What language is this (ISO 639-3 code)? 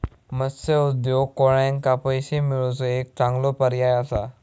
mar